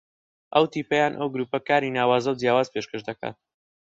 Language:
Central Kurdish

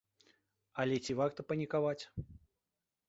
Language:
Belarusian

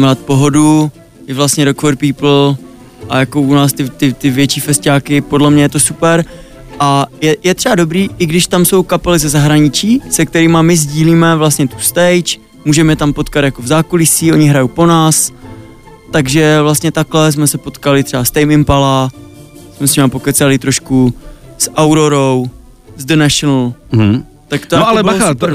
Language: Czech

